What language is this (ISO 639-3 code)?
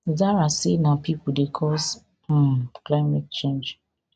pcm